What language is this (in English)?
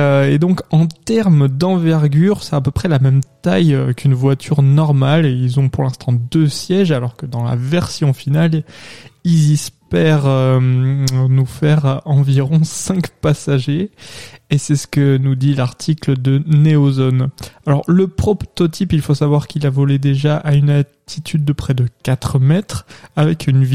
French